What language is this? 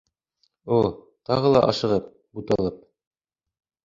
Bashkir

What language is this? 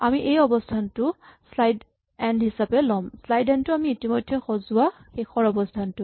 Assamese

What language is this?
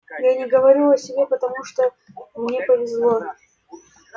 Russian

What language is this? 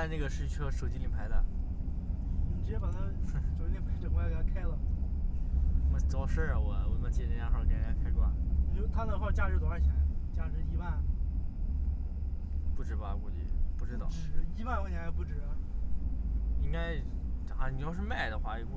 Chinese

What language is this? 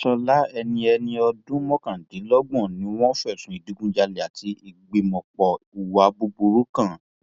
Yoruba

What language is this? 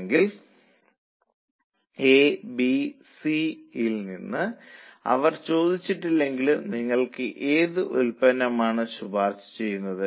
Malayalam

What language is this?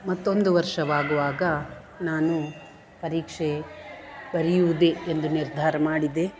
Kannada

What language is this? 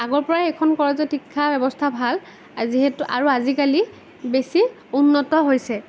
Assamese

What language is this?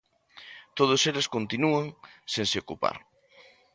Galician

